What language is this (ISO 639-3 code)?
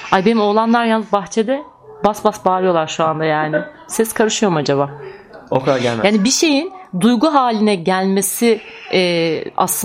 tur